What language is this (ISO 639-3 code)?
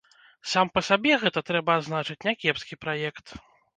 bel